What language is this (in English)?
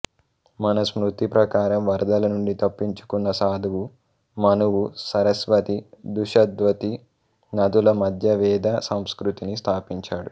Telugu